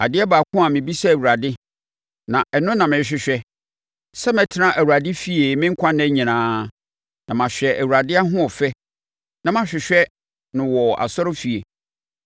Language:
Akan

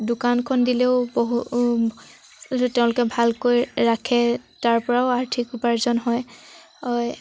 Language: Assamese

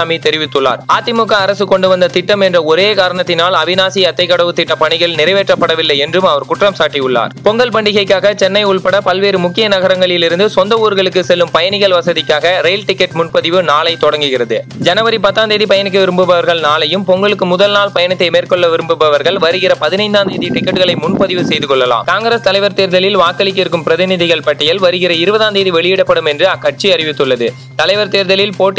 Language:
Tamil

